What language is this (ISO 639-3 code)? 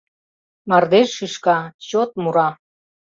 chm